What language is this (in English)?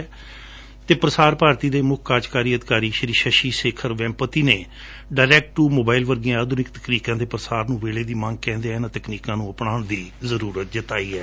Punjabi